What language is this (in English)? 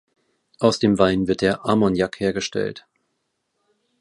German